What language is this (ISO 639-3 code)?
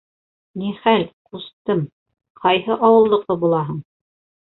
bak